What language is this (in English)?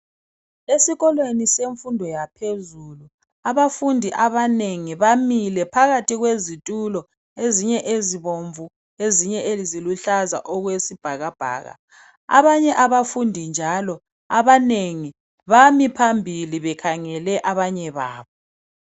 North Ndebele